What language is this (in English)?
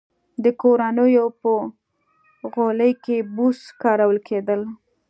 Pashto